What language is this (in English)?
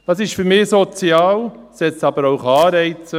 Swiss German